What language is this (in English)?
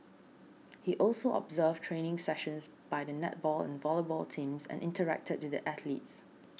English